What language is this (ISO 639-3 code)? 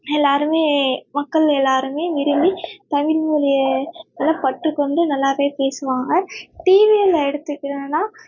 tam